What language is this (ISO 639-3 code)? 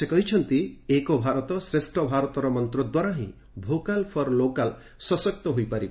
ori